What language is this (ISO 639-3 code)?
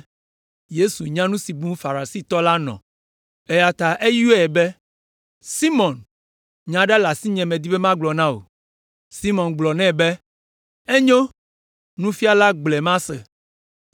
ewe